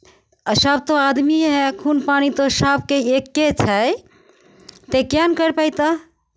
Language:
Maithili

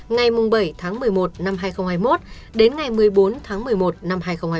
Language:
Vietnamese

